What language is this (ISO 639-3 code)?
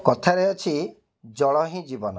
ori